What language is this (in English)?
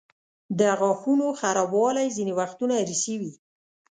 Pashto